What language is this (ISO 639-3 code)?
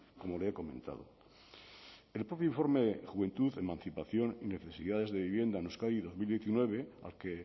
spa